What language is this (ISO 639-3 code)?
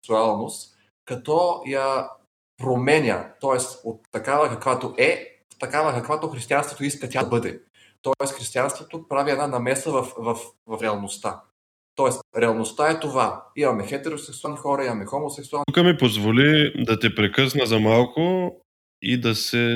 bul